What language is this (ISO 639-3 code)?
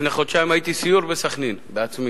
heb